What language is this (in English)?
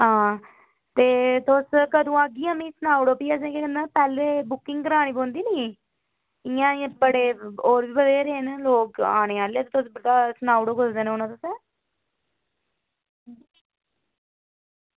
Dogri